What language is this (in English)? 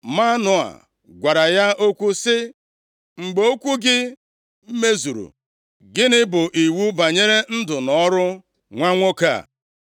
Igbo